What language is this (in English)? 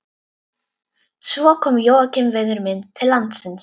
Icelandic